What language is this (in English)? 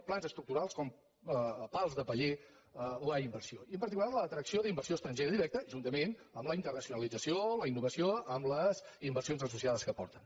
Catalan